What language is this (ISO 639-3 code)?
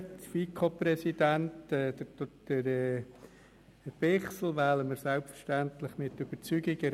gsw